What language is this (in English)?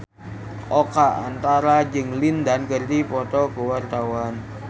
Sundanese